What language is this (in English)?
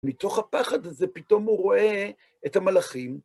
Hebrew